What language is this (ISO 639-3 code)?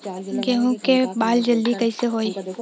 bho